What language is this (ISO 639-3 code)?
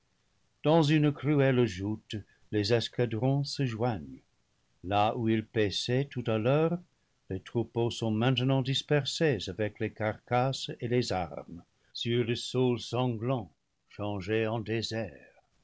fra